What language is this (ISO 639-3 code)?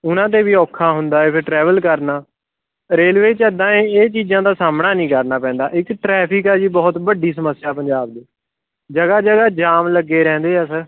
pan